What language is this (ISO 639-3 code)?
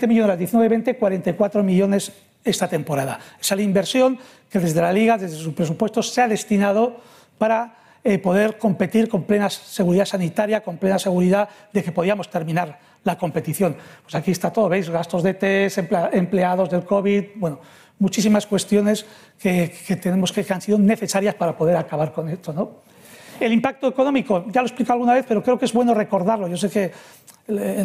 spa